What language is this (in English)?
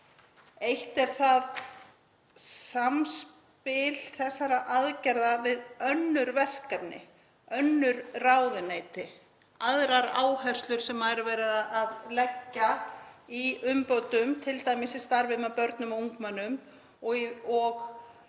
Icelandic